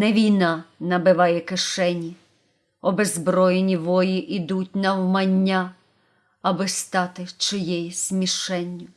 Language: Ukrainian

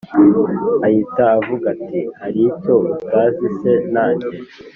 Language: Kinyarwanda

